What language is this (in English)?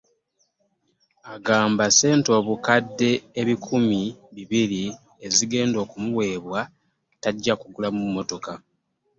Ganda